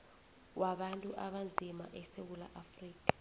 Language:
South Ndebele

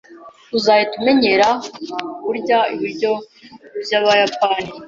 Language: Kinyarwanda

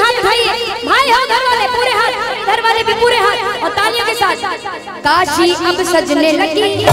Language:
Hindi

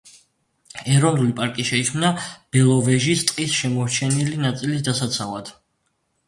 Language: Georgian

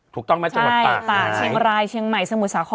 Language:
Thai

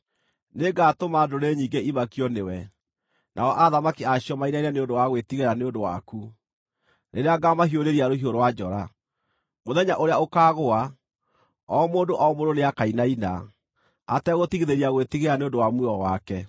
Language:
Kikuyu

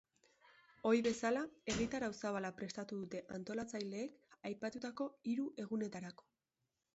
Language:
Basque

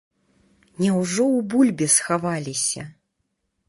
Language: Belarusian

